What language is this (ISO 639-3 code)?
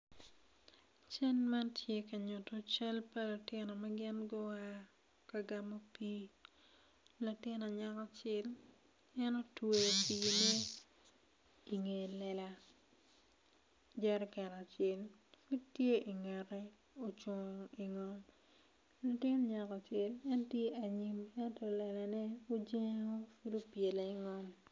ach